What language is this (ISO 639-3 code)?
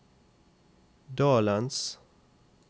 nor